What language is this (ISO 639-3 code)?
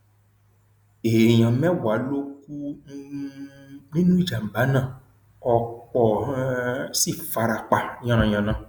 yor